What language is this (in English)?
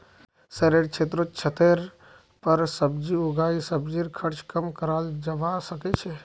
Magahi